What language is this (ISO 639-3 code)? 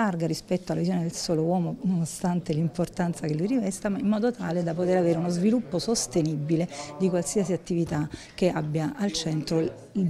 ita